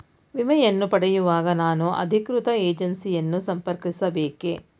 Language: Kannada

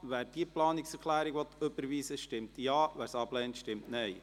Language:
Swiss German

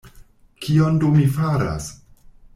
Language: Esperanto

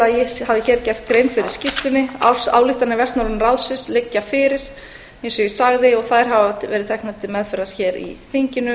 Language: Icelandic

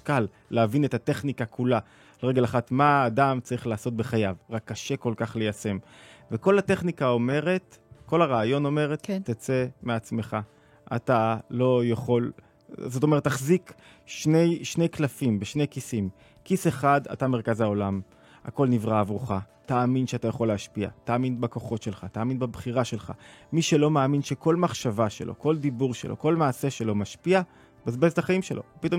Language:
Hebrew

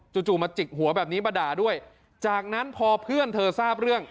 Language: Thai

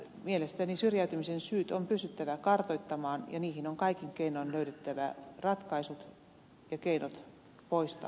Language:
Finnish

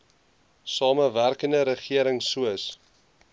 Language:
Afrikaans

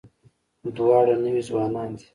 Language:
Pashto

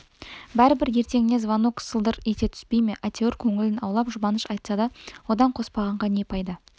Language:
Kazakh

